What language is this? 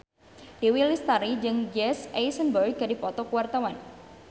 Sundanese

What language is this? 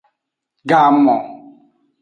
Aja (Benin)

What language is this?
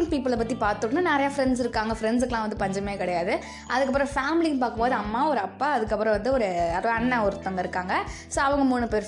Tamil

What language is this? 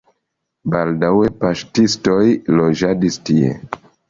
Esperanto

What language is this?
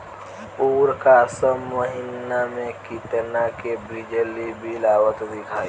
Bhojpuri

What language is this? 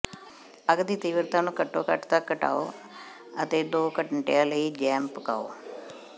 Punjabi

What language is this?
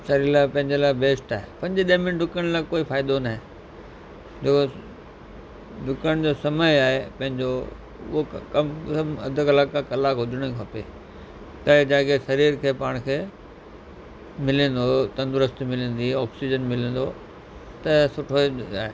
Sindhi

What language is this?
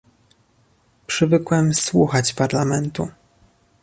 Polish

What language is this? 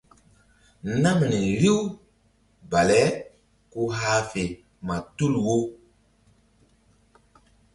Mbum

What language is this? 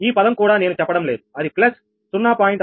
Telugu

